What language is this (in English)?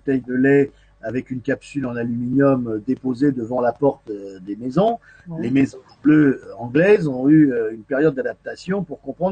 French